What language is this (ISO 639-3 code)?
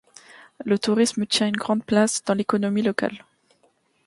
fra